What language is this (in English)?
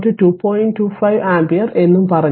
Malayalam